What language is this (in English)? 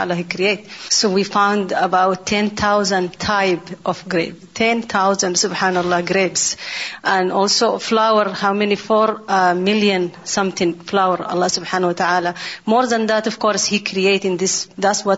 Urdu